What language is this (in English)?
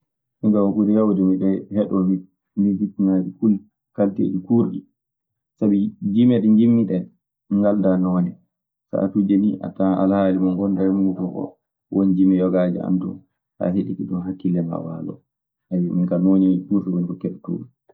Maasina Fulfulde